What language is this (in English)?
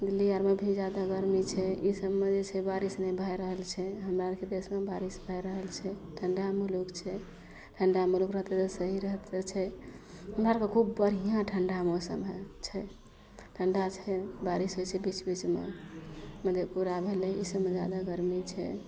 Maithili